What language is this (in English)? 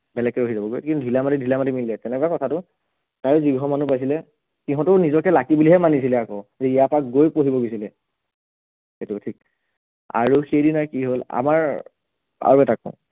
Assamese